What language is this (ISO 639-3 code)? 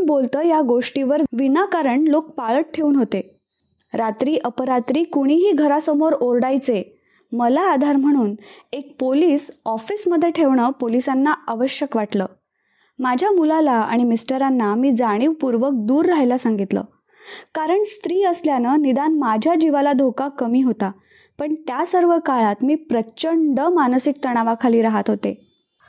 mar